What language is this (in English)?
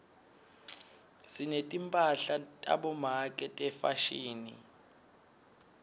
Swati